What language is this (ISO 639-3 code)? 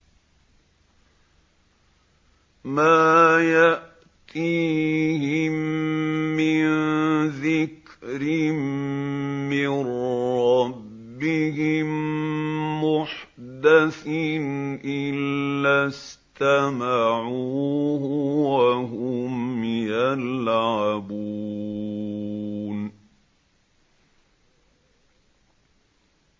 ara